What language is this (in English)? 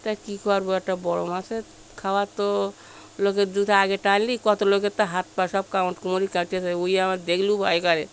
Bangla